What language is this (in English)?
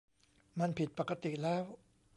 Thai